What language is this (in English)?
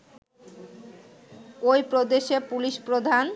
Bangla